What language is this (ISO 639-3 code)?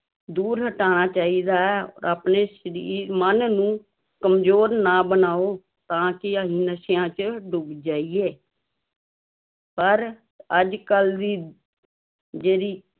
pan